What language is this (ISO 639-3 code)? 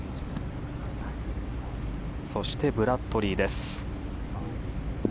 jpn